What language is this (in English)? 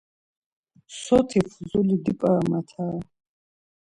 Laz